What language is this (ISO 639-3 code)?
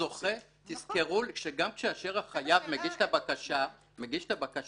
heb